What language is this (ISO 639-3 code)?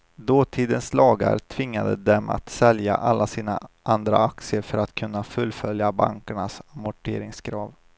swe